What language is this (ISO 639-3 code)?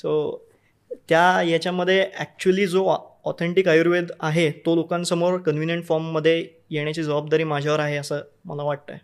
mar